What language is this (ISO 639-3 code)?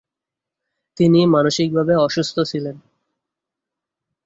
ben